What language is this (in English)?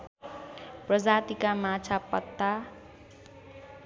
Nepali